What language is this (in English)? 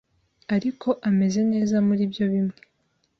Kinyarwanda